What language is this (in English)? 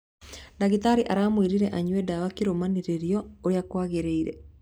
Kikuyu